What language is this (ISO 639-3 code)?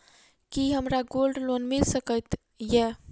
mai